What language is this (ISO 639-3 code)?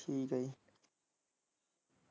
pan